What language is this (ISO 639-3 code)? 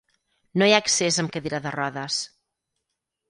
cat